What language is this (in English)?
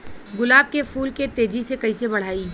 Bhojpuri